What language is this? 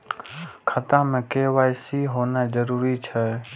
Maithili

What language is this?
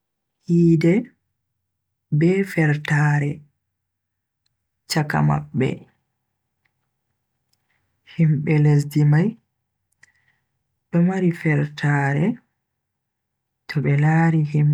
Bagirmi Fulfulde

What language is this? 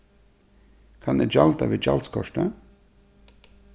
Faroese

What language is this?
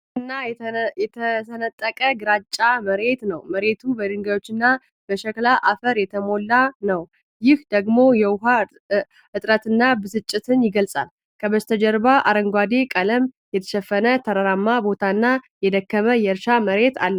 Amharic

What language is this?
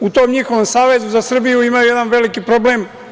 Serbian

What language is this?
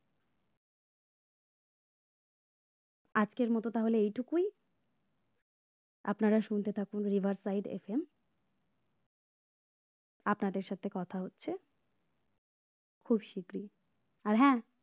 Bangla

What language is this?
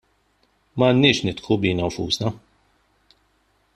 Maltese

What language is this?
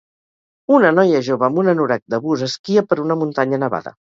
Catalan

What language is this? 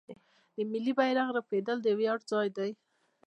Pashto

